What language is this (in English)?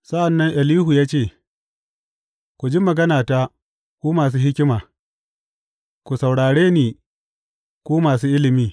Hausa